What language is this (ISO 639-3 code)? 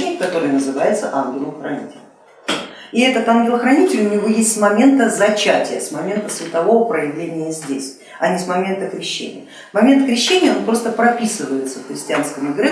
rus